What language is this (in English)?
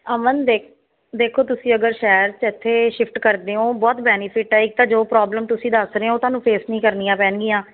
Punjabi